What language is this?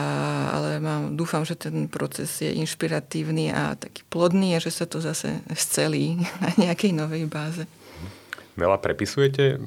Slovak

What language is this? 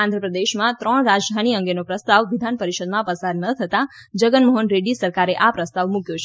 Gujarati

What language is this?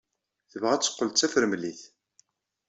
Kabyle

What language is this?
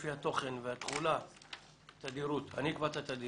Hebrew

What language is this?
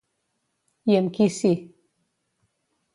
Catalan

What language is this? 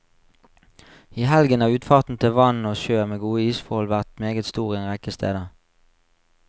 Norwegian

